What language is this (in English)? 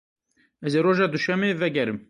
Kurdish